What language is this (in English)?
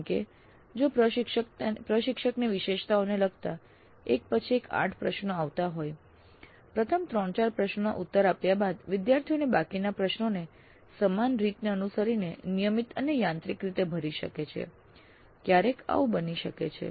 Gujarati